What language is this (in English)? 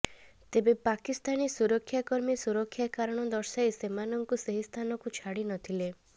Odia